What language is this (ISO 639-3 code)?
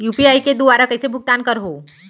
hne